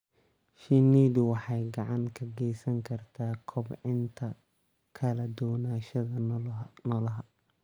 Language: Somali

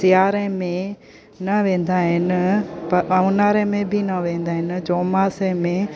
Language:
Sindhi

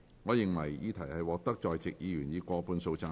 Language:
Cantonese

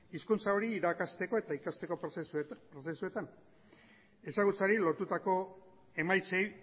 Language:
Basque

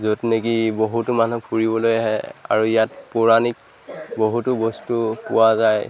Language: Assamese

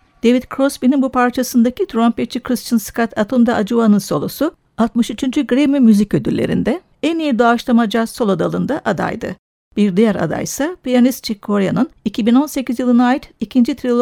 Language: Turkish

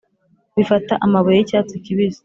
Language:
Kinyarwanda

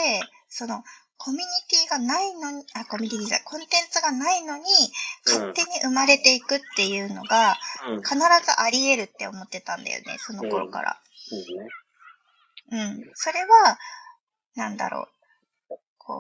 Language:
Japanese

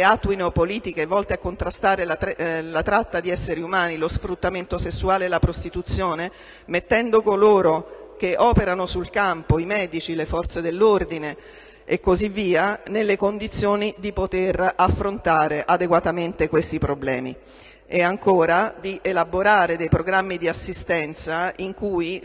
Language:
Italian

